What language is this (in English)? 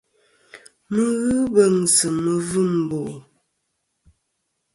Kom